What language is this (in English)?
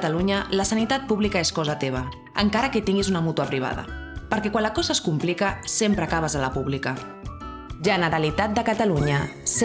Catalan